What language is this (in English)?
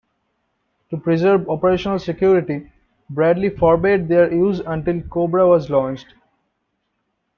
English